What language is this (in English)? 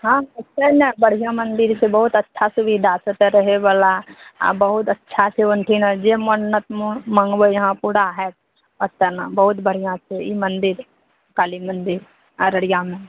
Maithili